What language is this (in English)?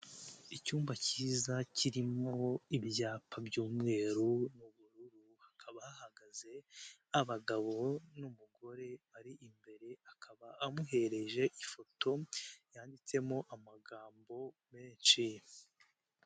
Kinyarwanda